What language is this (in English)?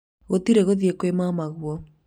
Kikuyu